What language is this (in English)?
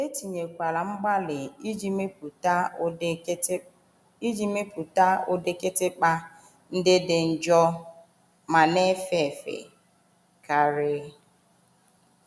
Igbo